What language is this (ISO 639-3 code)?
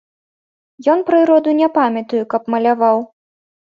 bel